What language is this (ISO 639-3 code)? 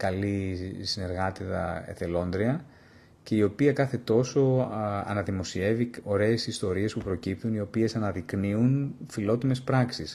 ell